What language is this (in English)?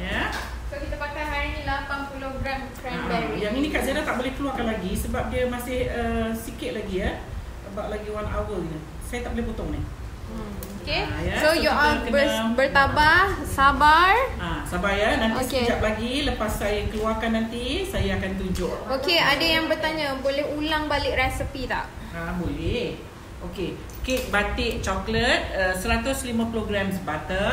Malay